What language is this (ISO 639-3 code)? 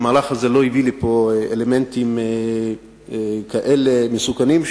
heb